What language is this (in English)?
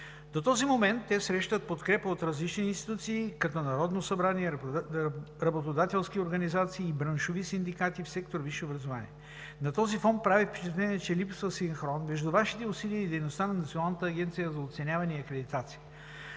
Bulgarian